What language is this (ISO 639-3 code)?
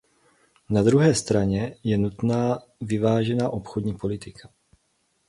ces